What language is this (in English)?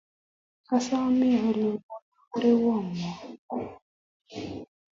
Kalenjin